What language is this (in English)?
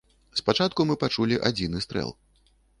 Belarusian